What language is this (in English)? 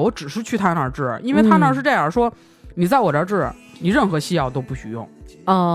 Chinese